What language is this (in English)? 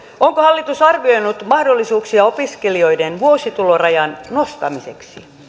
Finnish